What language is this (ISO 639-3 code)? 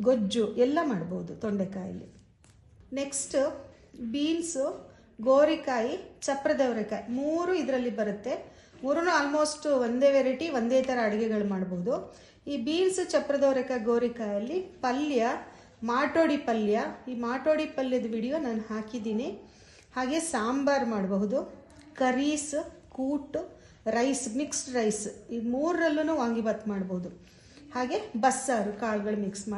kan